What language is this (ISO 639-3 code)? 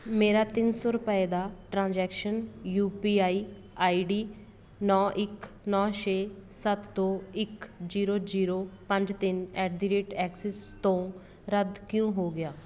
pan